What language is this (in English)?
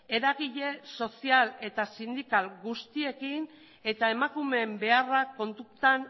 Basque